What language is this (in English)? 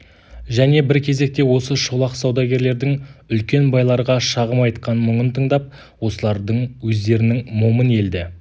Kazakh